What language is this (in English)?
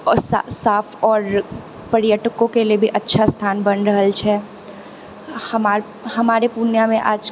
Maithili